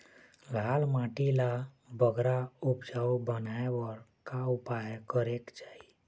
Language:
Chhattisgarhi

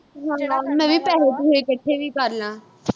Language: Punjabi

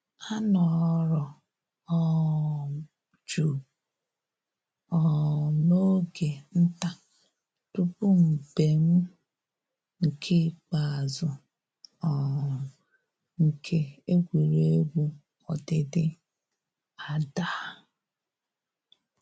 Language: Igbo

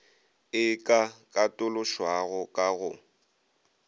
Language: Northern Sotho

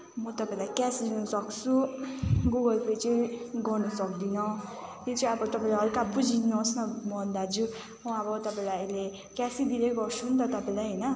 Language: Nepali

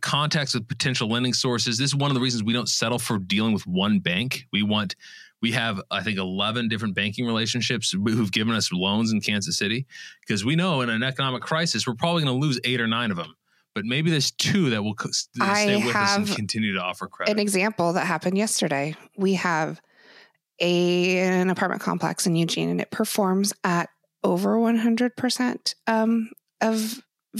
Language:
English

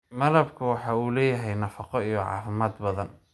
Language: Somali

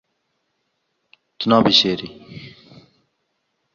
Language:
Kurdish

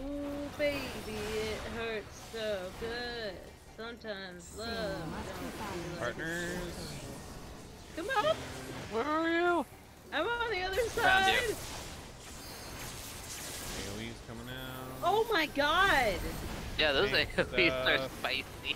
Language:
English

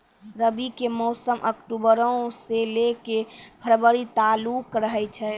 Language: Maithili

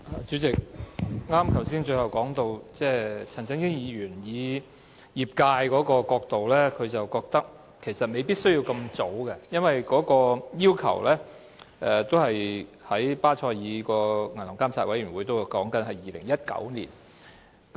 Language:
Cantonese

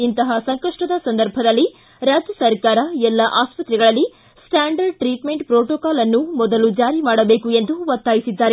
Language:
Kannada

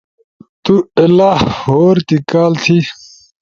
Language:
Ushojo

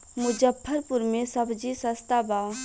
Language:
Bhojpuri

